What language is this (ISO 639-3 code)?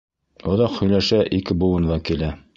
bak